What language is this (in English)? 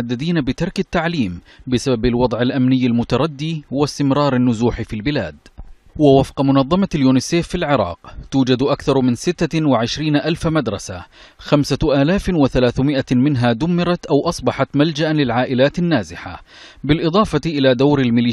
Arabic